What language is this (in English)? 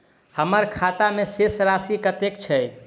Maithili